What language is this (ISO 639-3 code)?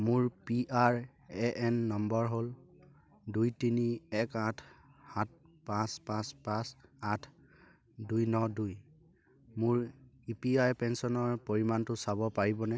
asm